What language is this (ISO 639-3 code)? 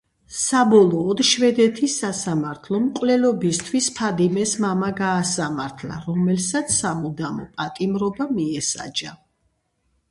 kat